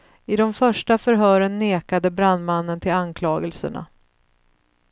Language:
Swedish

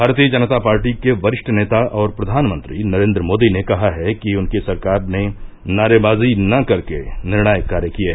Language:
Hindi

